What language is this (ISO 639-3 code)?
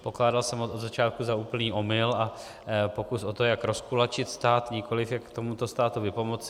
ces